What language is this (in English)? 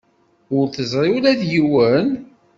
Kabyle